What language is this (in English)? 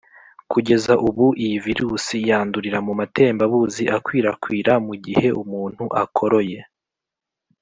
Kinyarwanda